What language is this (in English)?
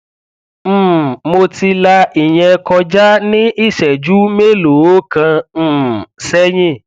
Yoruba